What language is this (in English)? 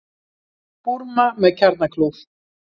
Icelandic